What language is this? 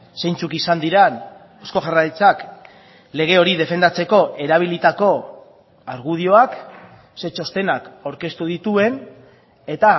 Basque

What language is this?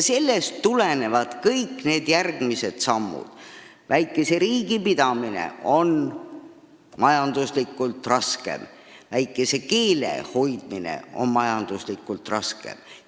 Estonian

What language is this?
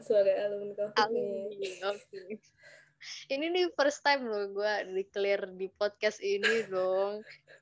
Indonesian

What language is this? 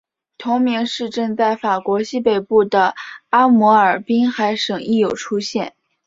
Chinese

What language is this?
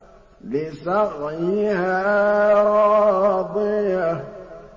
Arabic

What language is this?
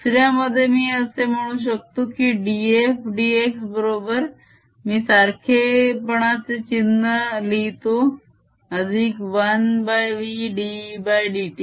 Marathi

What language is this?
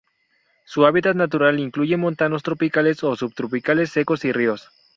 Spanish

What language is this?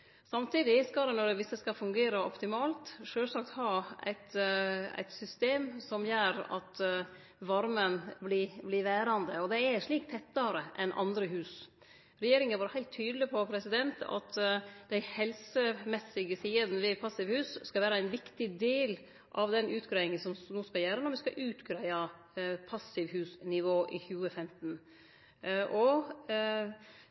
Norwegian Nynorsk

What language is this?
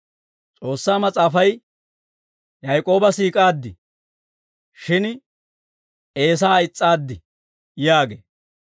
Dawro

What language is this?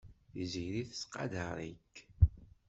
Kabyle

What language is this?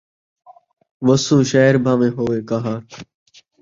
Saraiki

